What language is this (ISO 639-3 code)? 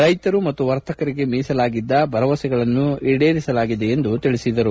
kan